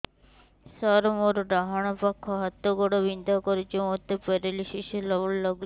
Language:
Odia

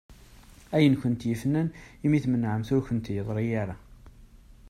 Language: Kabyle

